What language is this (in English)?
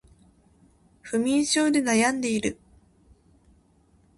Japanese